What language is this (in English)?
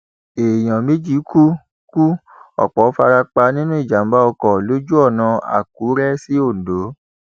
Yoruba